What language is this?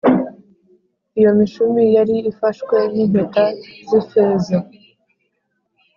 Kinyarwanda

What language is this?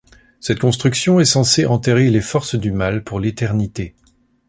French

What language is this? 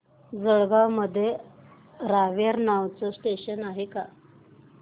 Marathi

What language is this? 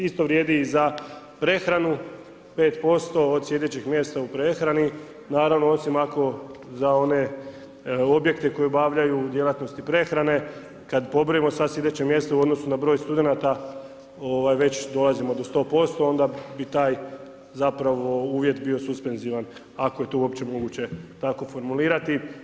Croatian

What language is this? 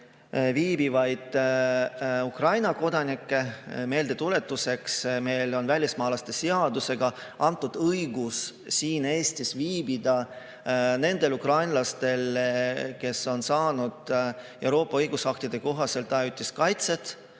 Estonian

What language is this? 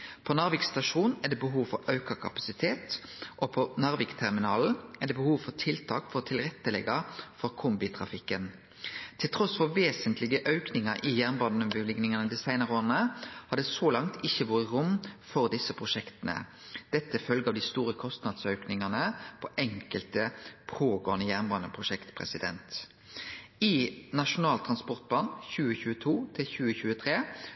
Norwegian Nynorsk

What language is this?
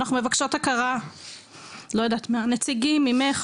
Hebrew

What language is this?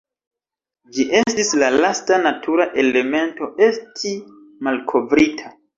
Esperanto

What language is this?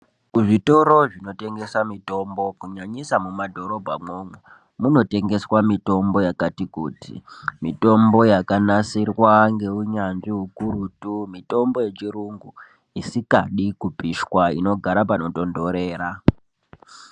Ndau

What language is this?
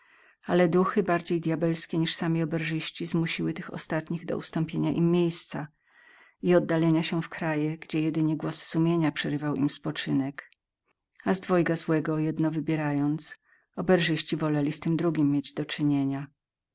Polish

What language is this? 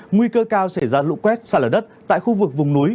Vietnamese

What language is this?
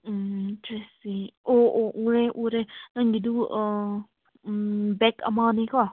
Manipuri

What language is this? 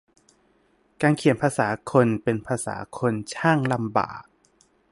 Thai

